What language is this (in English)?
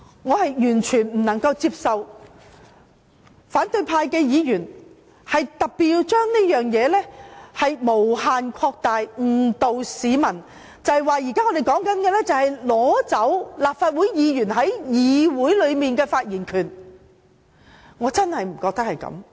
Cantonese